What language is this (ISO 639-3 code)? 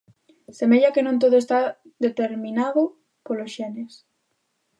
glg